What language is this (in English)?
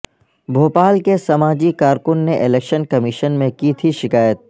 Urdu